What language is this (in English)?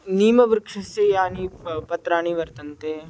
Sanskrit